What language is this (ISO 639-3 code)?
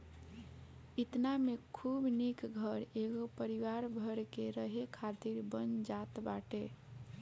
bho